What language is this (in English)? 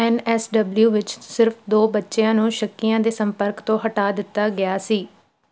Punjabi